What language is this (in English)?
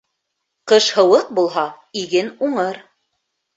Bashkir